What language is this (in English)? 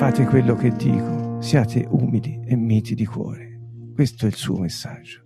Italian